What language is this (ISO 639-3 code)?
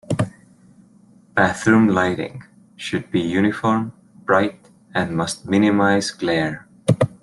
eng